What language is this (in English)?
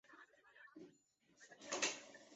Chinese